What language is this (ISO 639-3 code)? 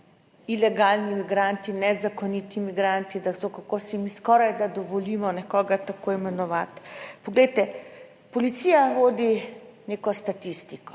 slv